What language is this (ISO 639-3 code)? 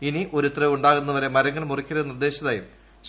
mal